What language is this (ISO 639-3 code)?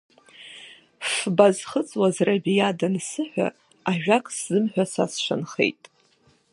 abk